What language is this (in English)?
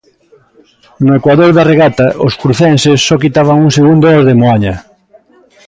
Galician